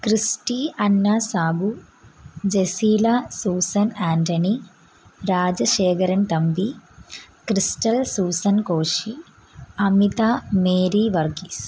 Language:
Malayalam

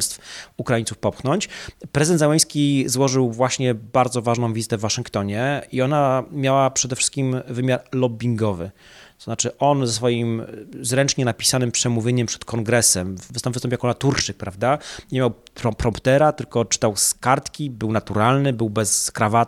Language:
Polish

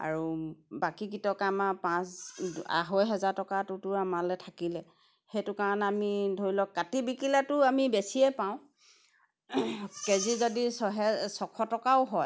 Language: Assamese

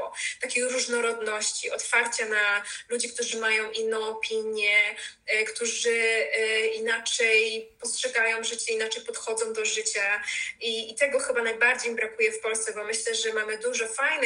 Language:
Polish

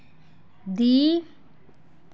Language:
Dogri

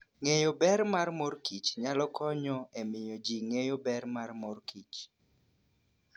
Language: Luo (Kenya and Tanzania)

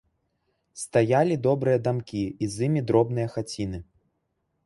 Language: Belarusian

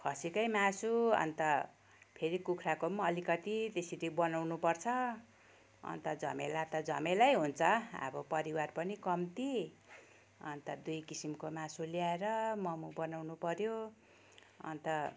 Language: Nepali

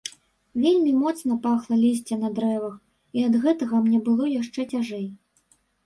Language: Belarusian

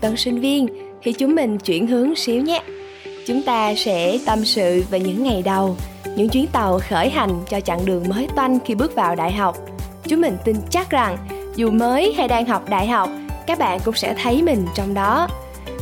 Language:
Vietnamese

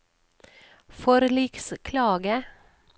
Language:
Norwegian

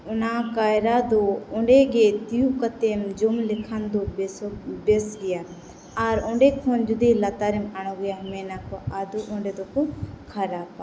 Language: Santali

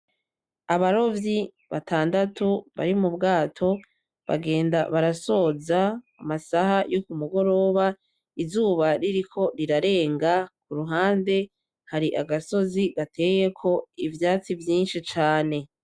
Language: Rundi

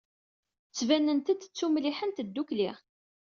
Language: Kabyle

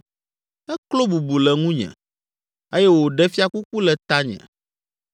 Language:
Ewe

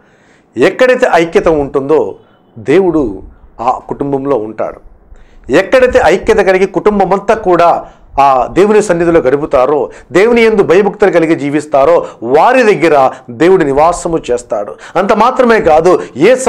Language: English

